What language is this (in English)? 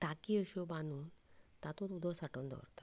Konkani